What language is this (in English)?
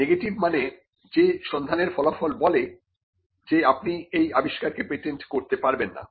Bangla